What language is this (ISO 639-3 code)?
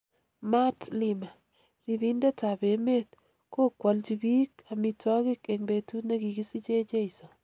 kln